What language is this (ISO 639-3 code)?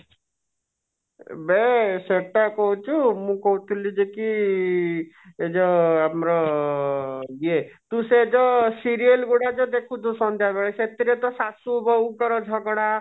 ori